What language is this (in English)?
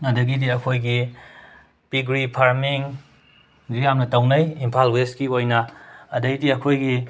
Manipuri